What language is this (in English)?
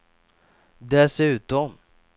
Swedish